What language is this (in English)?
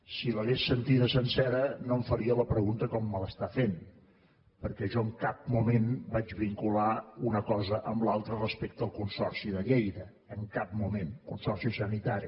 Catalan